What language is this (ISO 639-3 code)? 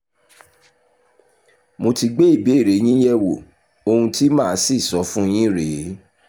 yor